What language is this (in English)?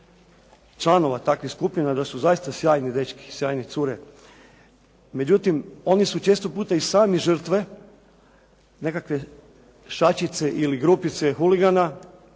Croatian